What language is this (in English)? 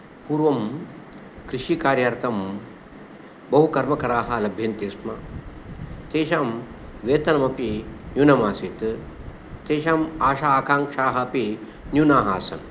Sanskrit